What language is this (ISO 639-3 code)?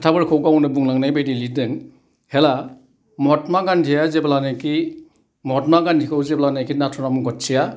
brx